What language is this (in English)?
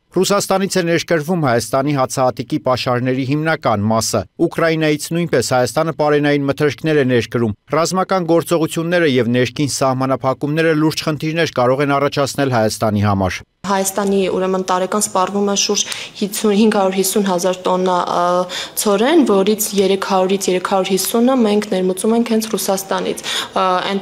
Turkish